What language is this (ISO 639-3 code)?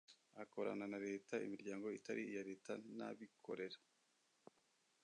kin